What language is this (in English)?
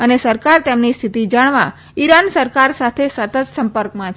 Gujarati